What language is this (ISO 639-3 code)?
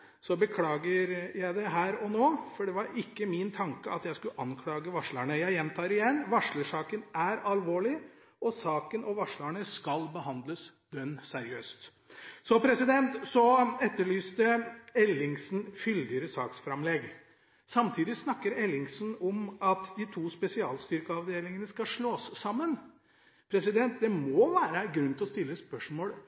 nob